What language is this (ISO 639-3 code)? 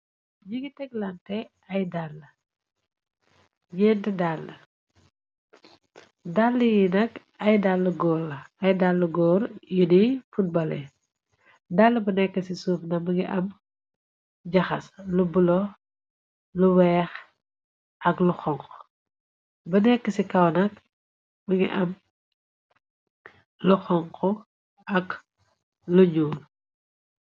wol